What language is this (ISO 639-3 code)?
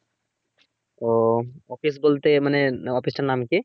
ben